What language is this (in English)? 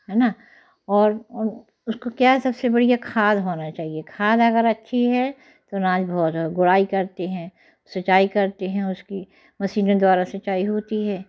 Hindi